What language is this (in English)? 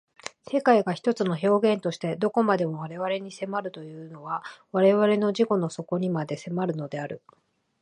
Japanese